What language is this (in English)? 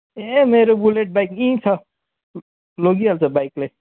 Nepali